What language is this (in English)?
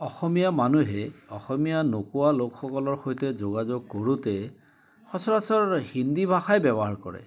Assamese